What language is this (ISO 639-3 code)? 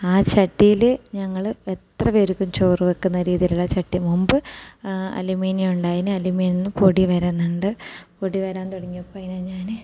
mal